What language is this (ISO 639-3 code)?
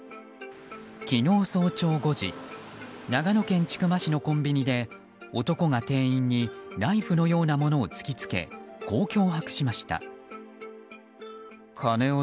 jpn